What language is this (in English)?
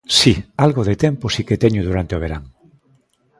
Galician